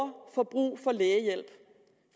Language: Danish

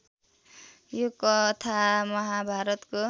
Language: Nepali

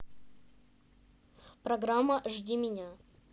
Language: Russian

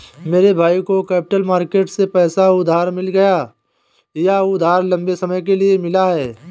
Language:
Hindi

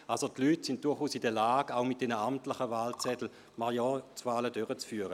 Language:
Swiss German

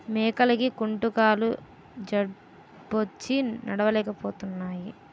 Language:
Telugu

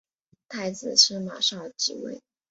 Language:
Chinese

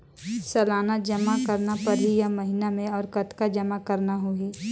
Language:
Chhattisgarhi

